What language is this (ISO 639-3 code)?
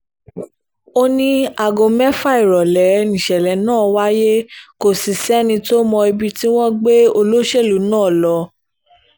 yor